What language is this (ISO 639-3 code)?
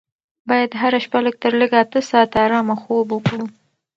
pus